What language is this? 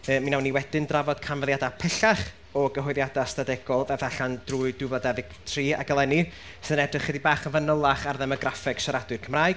Welsh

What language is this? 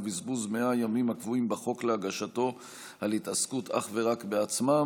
Hebrew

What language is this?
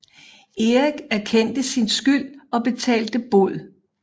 Danish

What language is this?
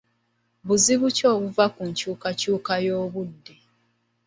Ganda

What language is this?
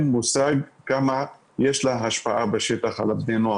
Hebrew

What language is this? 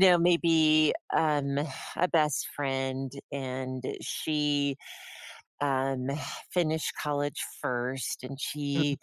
English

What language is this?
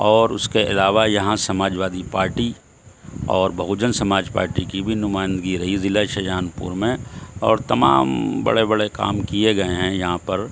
Urdu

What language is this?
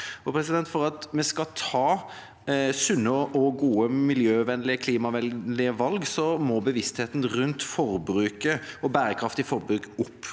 Norwegian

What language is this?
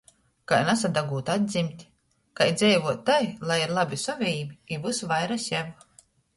Latgalian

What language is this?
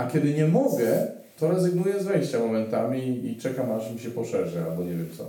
Polish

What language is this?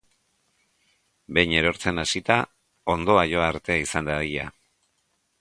Basque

